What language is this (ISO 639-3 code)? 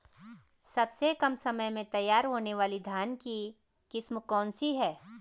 hin